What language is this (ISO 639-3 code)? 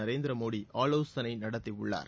tam